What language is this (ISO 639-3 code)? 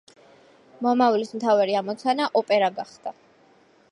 kat